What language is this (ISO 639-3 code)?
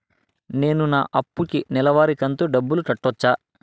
tel